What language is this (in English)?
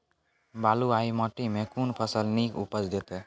Maithili